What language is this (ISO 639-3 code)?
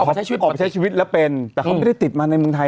tha